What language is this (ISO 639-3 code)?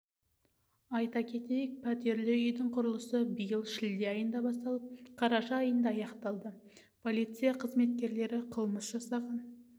kaz